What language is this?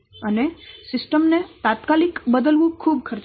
Gujarati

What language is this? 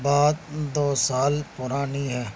Urdu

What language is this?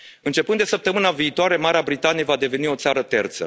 Romanian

